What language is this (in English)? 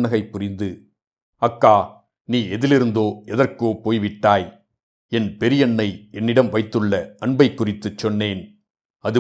Tamil